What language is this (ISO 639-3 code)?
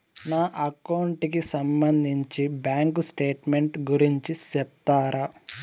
tel